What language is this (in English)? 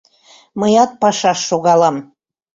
Mari